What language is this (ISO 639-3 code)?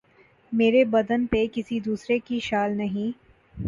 urd